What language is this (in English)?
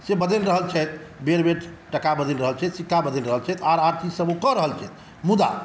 Maithili